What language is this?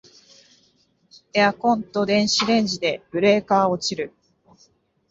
Japanese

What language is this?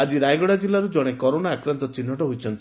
Odia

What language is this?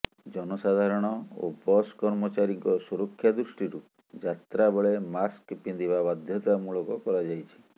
Odia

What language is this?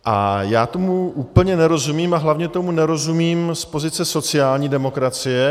Czech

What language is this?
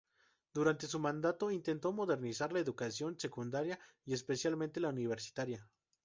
Spanish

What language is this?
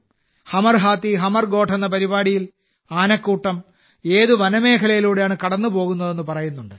Malayalam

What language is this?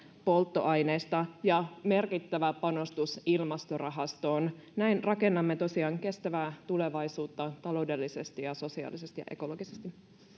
Finnish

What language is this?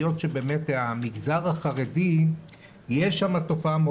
Hebrew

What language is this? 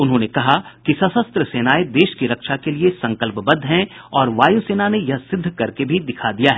Hindi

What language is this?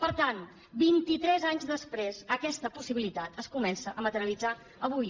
Catalan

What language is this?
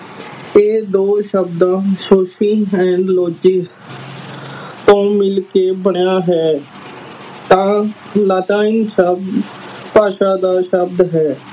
Punjabi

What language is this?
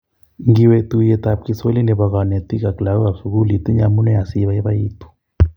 Kalenjin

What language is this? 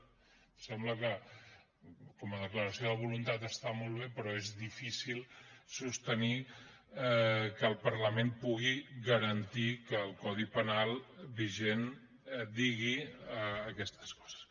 Catalan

